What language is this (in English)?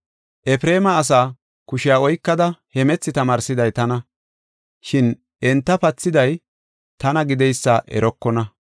Gofa